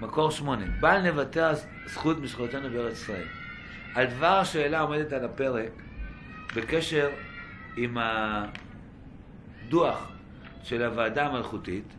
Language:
Hebrew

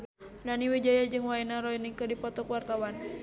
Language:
Sundanese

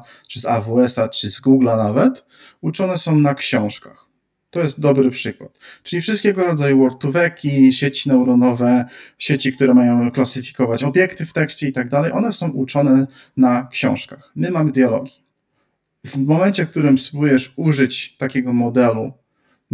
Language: Polish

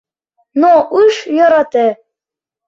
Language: Mari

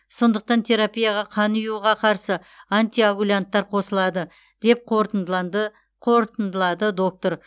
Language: Kazakh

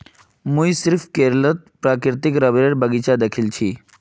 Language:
Magahi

